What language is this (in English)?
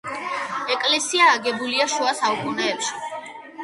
Georgian